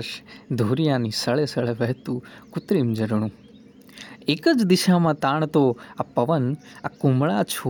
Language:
Gujarati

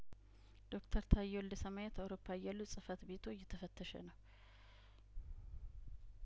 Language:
Amharic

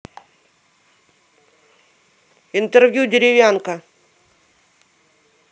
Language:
Russian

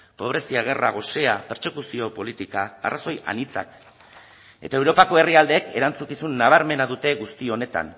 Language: Basque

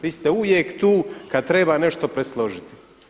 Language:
Croatian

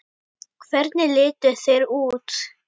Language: Icelandic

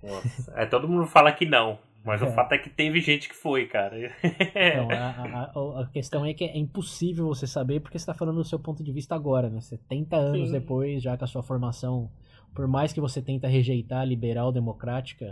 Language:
Portuguese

